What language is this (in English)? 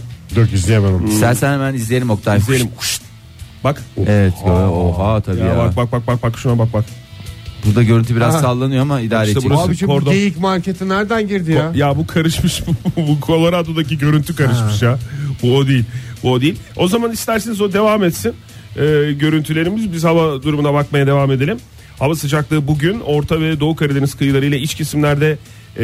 Turkish